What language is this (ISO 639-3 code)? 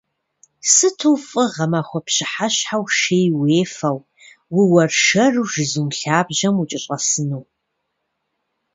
kbd